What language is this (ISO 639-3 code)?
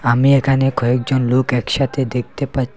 ben